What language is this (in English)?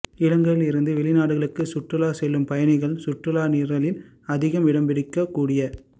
Tamil